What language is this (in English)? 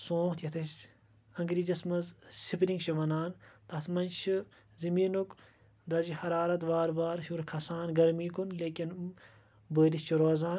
Kashmiri